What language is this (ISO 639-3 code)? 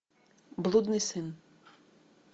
rus